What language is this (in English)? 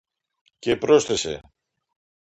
Greek